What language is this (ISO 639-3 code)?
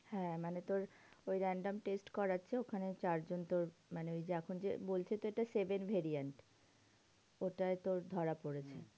ben